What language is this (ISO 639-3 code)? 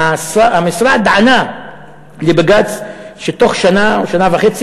heb